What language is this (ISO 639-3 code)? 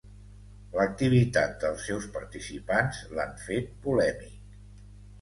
cat